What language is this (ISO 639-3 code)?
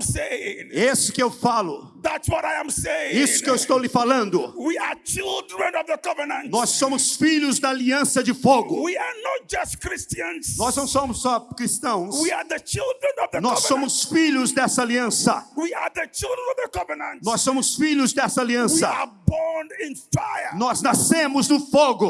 por